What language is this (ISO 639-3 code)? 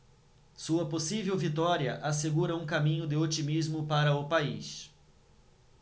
por